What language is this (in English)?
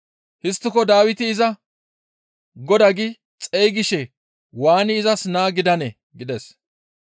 Gamo